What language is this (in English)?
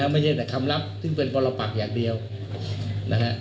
Thai